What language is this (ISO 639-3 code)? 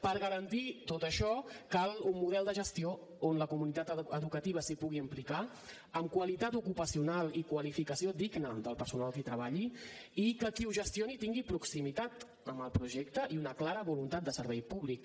cat